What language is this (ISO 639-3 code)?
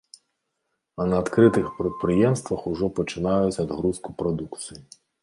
bel